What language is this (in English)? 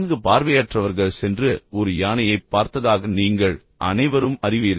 Tamil